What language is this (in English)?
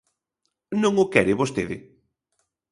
Galician